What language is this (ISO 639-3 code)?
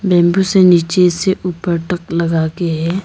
hin